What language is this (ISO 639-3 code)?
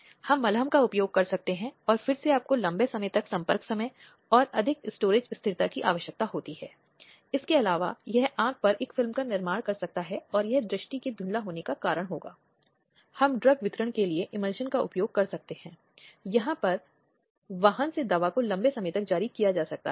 hin